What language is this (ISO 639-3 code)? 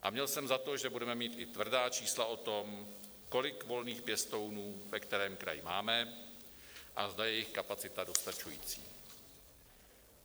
ces